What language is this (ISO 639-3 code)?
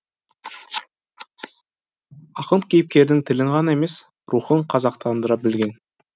kaz